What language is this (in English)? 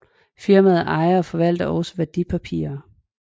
Danish